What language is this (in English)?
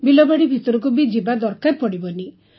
Odia